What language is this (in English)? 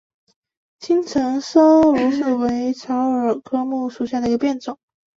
Chinese